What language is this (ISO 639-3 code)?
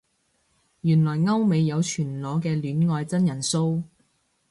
yue